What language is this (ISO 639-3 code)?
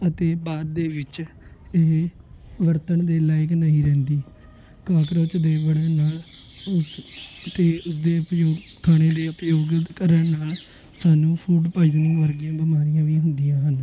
pan